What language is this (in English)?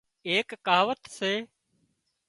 Wadiyara Koli